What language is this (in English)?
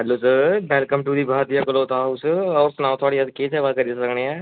Dogri